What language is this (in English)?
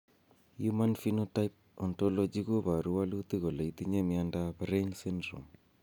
Kalenjin